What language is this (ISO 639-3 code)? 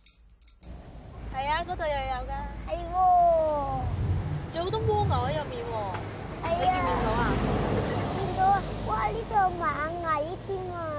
zho